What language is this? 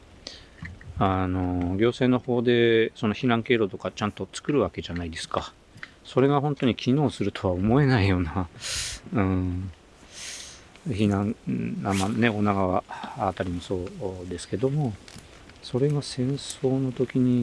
Japanese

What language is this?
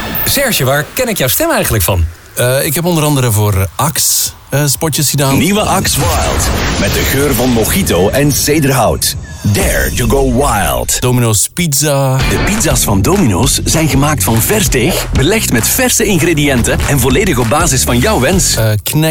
Dutch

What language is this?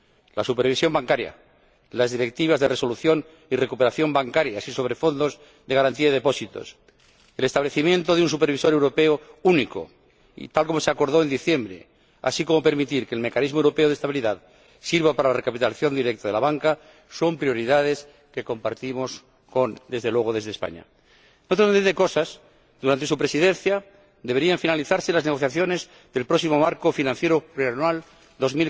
Spanish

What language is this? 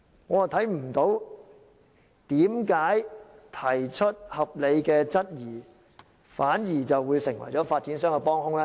Cantonese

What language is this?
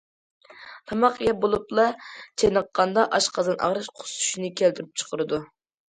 Uyghur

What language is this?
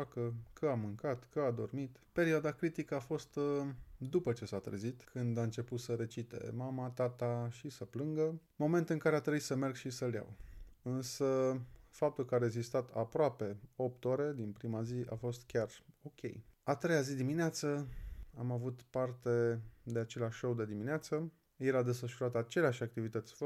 Romanian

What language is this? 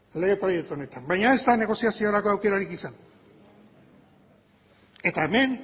Basque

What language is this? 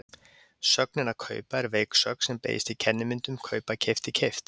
Icelandic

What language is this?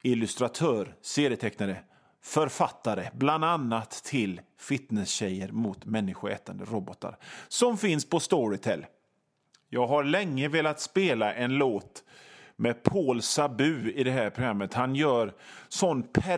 Swedish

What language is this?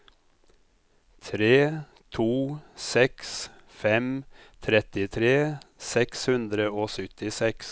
Norwegian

